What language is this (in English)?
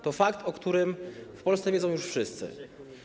Polish